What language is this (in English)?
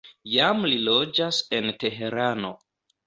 Esperanto